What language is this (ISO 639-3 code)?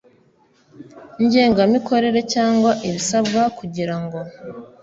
kin